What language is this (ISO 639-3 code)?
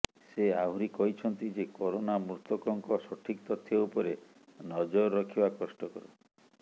ori